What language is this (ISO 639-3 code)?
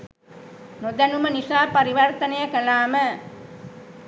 sin